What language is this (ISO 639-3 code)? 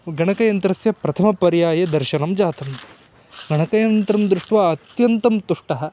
san